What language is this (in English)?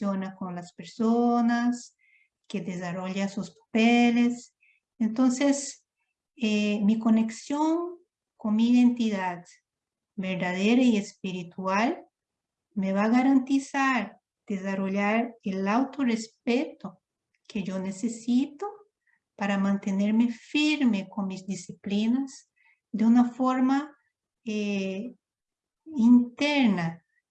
Spanish